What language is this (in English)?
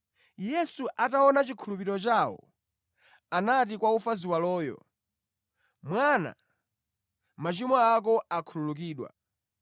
Nyanja